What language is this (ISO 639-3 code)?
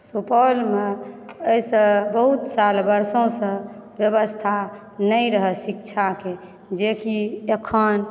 mai